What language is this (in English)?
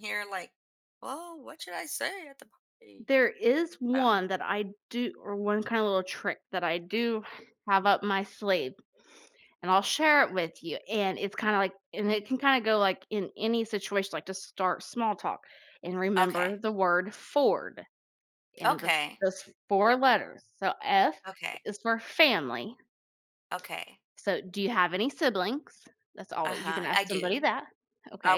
English